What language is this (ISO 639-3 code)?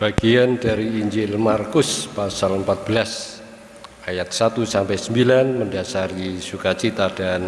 ind